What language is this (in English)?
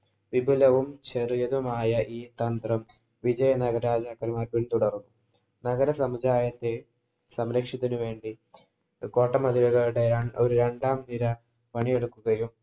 Malayalam